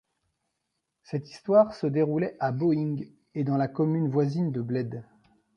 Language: French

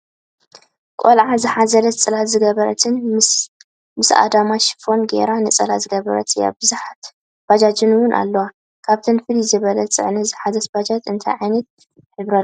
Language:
Tigrinya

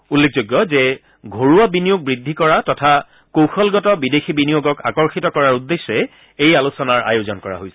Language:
Assamese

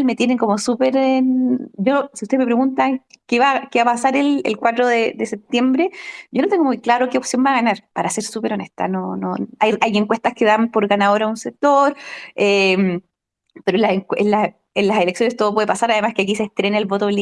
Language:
Spanish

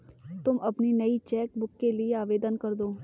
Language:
Hindi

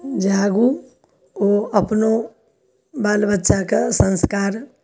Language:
Maithili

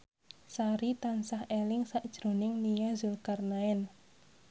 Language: Javanese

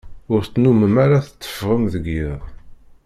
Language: Kabyle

